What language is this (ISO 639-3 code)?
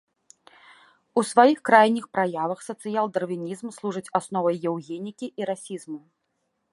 bel